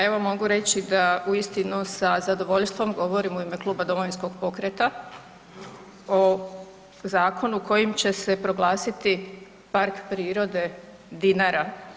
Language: Croatian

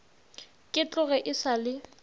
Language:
Northern Sotho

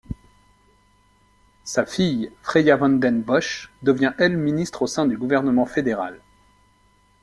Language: French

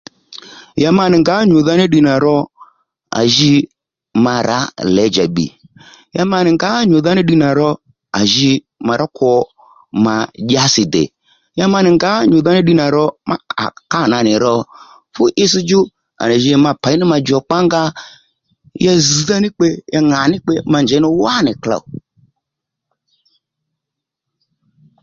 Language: Lendu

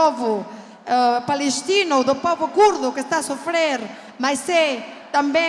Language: Portuguese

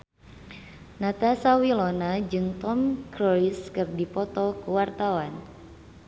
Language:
Sundanese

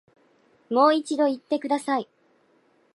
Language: Japanese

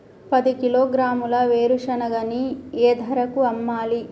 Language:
Telugu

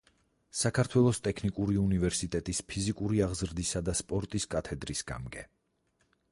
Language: Georgian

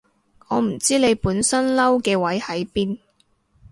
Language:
Cantonese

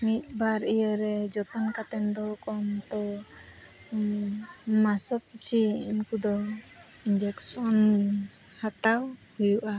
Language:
Santali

